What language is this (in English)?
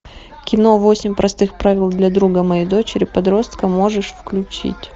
Russian